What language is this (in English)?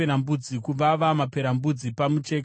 Shona